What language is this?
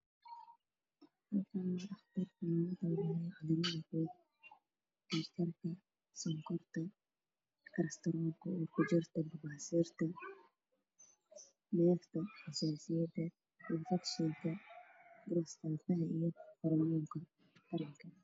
Somali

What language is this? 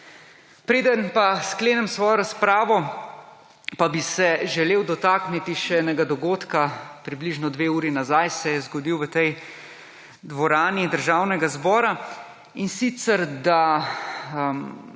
Slovenian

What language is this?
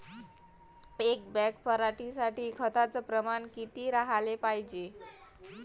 Marathi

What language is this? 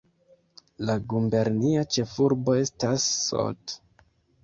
Esperanto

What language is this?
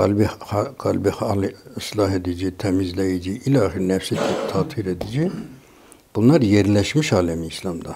Turkish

